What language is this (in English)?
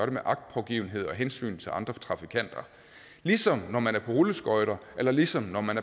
Danish